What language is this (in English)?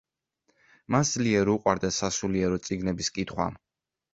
Georgian